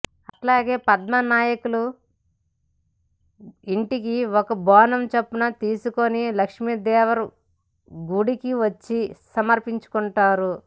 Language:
Telugu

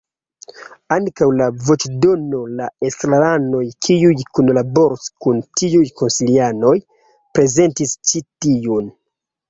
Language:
Esperanto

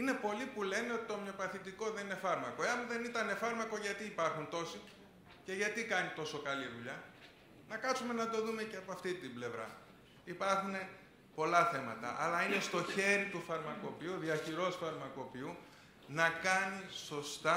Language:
Greek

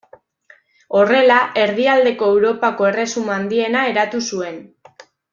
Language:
Basque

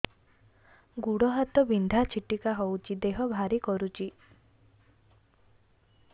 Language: Odia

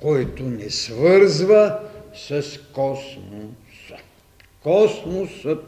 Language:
Bulgarian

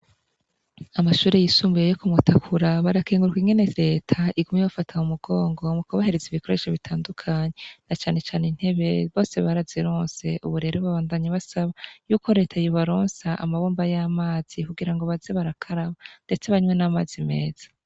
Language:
Rundi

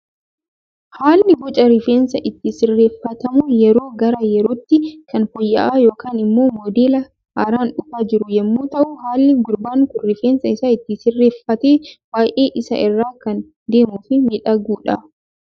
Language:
Oromo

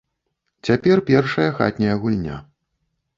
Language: Belarusian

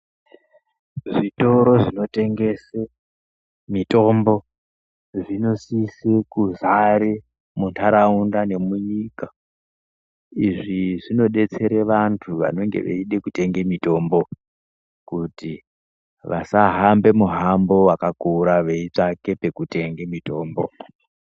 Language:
Ndau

